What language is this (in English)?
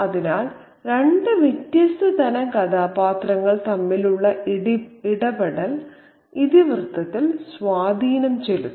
Malayalam